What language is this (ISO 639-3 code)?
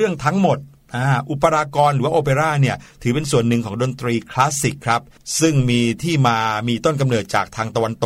tha